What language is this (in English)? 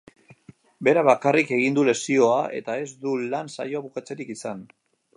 Basque